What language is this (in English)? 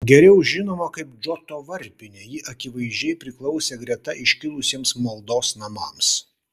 Lithuanian